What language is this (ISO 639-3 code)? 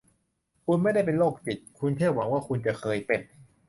tha